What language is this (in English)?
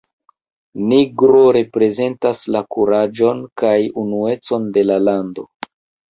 Esperanto